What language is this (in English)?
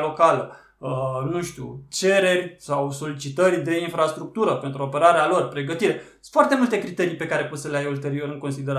Romanian